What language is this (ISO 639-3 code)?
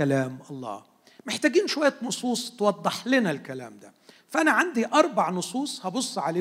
ara